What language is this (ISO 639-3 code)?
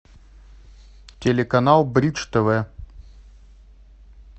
rus